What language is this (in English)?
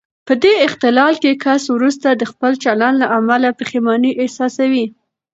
Pashto